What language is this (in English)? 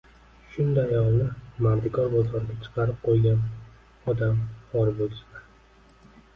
Uzbek